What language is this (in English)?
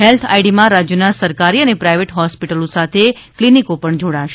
Gujarati